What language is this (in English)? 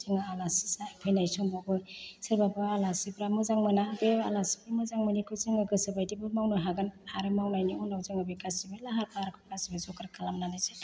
Bodo